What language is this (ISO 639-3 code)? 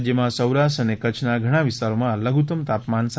guj